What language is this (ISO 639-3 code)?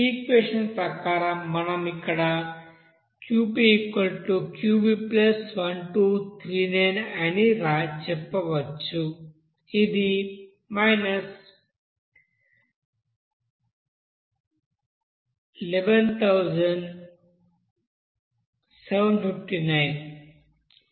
tel